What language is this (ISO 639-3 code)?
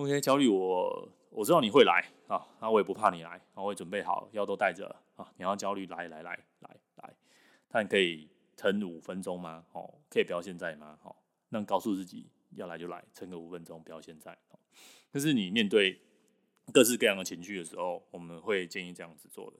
zho